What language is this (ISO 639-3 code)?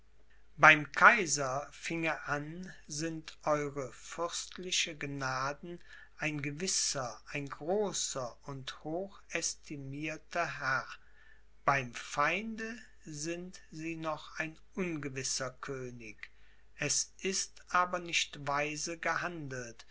deu